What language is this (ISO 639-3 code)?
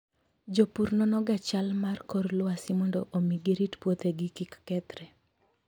luo